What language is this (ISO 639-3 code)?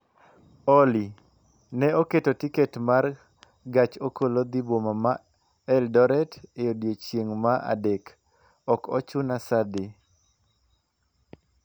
luo